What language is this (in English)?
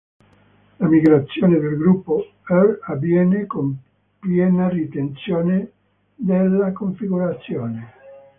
Italian